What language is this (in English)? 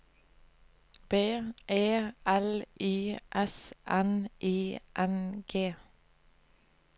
Norwegian